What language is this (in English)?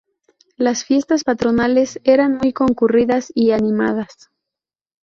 Spanish